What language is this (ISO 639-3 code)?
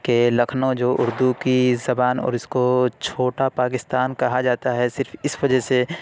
urd